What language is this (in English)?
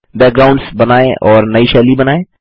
Hindi